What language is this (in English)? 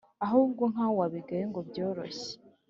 Kinyarwanda